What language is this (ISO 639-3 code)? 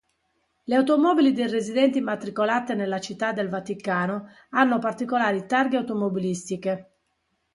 ita